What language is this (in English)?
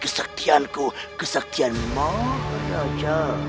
Indonesian